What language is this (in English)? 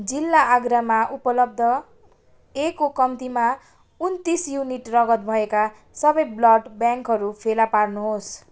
Nepali